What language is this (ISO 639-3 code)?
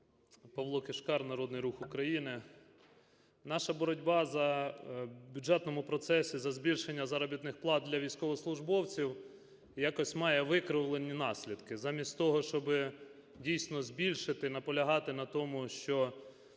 ukr